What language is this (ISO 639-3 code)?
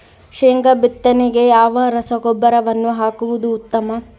kan